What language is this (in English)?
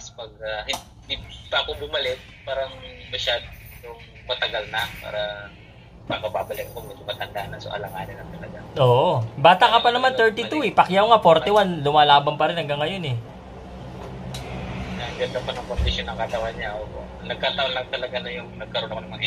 Filipino